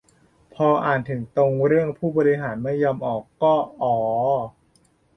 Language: Thai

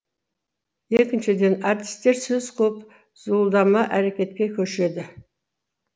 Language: Kazakh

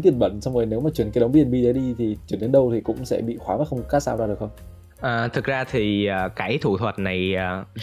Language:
Vietnamese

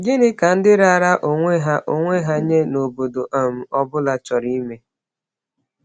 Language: Igbo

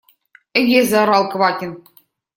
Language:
Russian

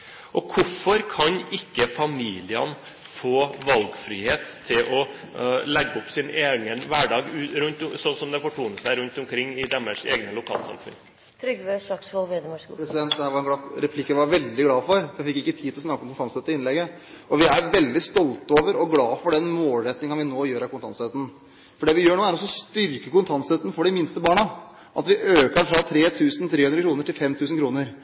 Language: Norwegian Bokmål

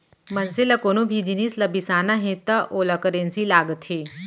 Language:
Chhattisgarhi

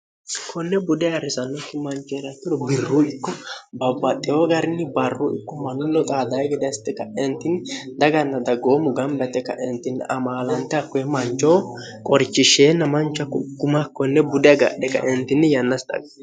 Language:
Sidamo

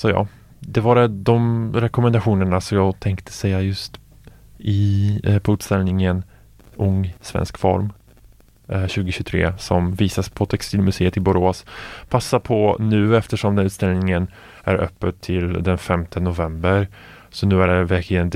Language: Swedish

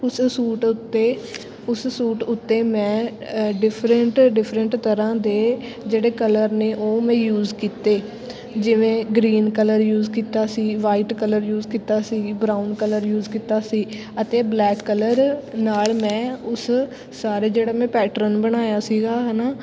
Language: Punjabi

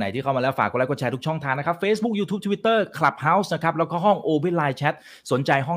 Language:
Thai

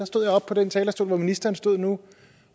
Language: Danish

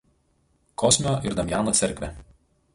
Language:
Lithuanian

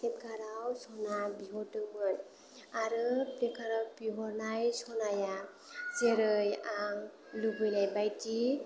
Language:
Bodo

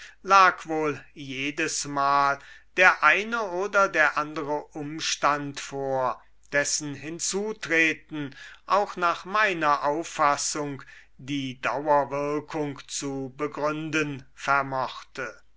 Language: German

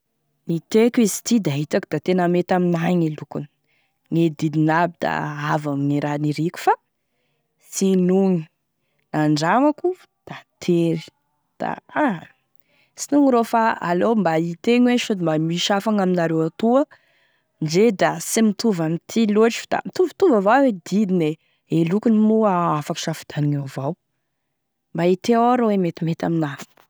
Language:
Tesaka Malagasy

